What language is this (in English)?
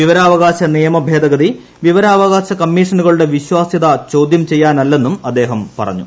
Malayalam